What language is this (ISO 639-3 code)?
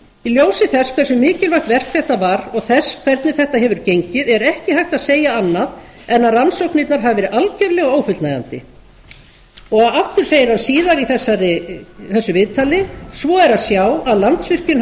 isl